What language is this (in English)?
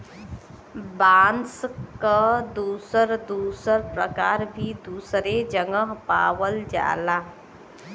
Bhojpuri